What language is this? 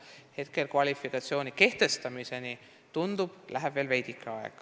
Estonian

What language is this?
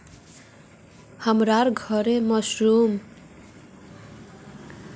Magahi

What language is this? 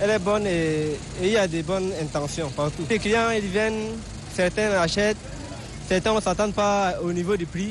French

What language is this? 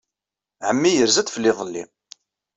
Kabyle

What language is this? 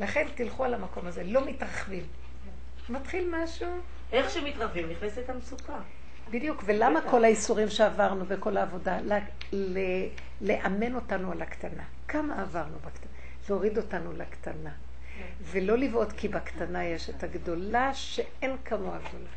Hebrew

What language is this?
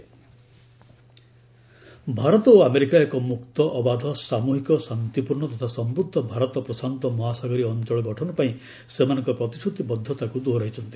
Odia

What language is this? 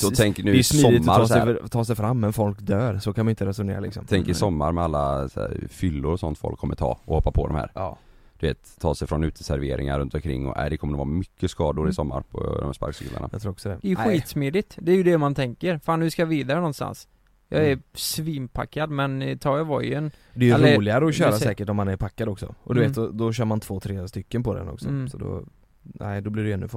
Swedish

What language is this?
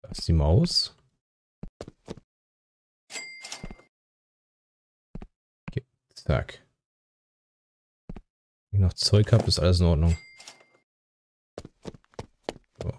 German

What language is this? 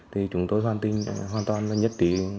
Vietnamese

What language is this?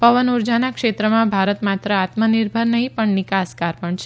Gujarati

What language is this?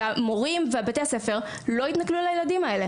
Hebrew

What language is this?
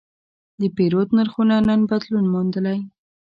Pashto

